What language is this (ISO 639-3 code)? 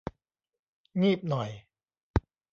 tha